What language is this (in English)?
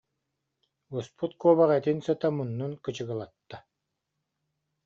Yakut